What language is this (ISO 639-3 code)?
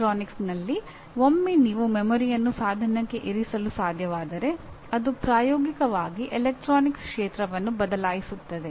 kan